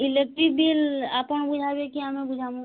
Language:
Odia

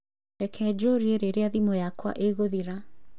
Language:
Kikuyu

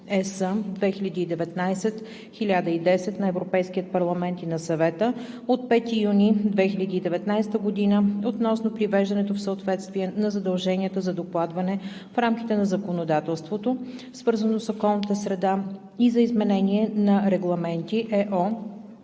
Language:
Bulgarian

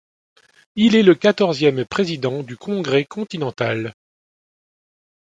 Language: French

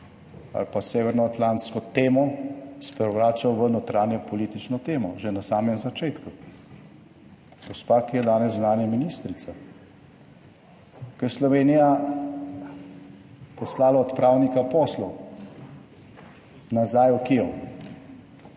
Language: Slovenian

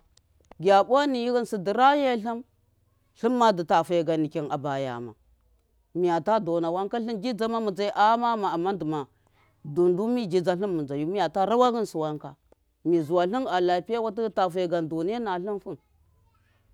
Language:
Miya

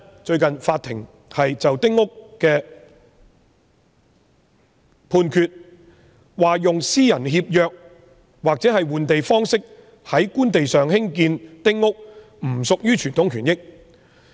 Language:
Cantonese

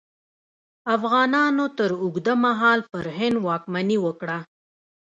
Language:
Pashto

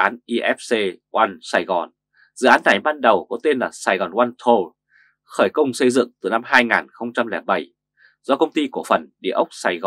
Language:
Vietnamese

